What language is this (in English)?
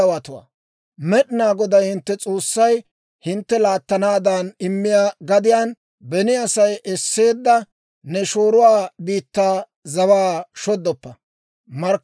Dawro